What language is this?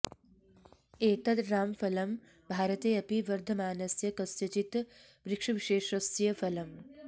Sanskrit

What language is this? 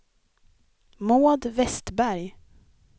Swedish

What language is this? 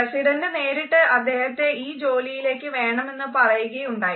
Malayalam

